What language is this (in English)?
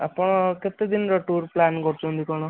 Odia